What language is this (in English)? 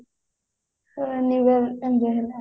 Odia